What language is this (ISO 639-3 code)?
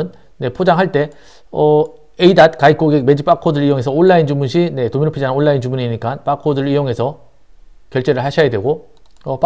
kor